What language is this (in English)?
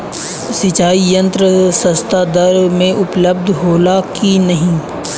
Bhojpuri